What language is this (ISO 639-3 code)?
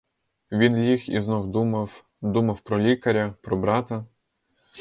ukr